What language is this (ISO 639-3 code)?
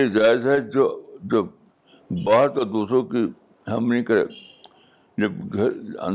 urd